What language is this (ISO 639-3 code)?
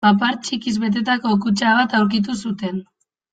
eus